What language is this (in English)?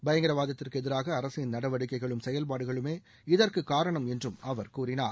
Tamil